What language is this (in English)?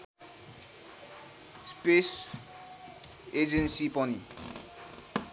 Nepali